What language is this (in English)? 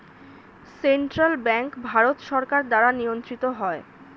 Bangla